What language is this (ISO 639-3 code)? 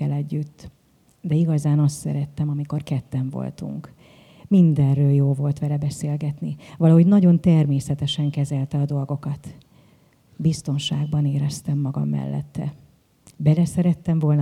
hun